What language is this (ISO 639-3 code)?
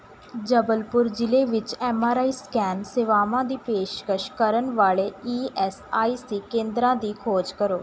pan